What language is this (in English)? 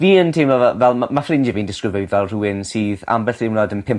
Welsh